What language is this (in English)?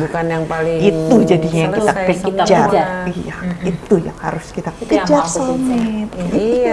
Indonesian